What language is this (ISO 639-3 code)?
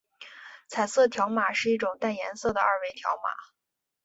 zho